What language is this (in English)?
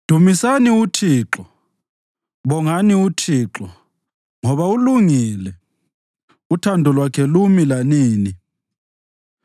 North Ndebele